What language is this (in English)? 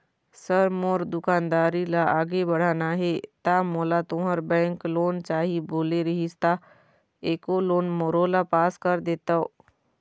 Chhattisgarhi